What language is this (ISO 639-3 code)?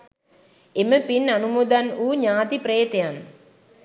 sin